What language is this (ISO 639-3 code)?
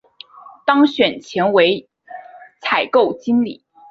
zho